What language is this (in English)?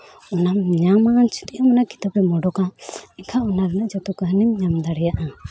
Santali